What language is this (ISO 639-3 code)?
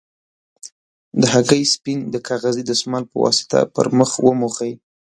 pus